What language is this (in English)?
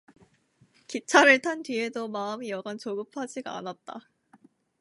Korean